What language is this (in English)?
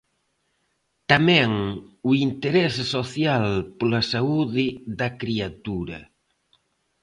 Galician